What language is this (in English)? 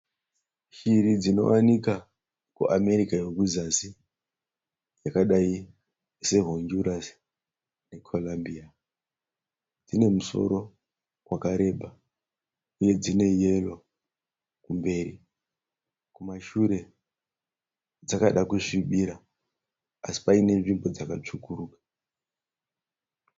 Shona